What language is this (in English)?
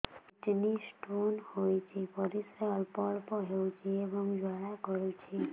Odia